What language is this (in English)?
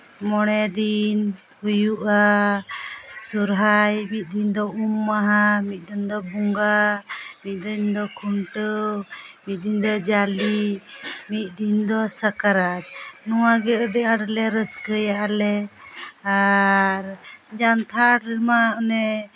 Santali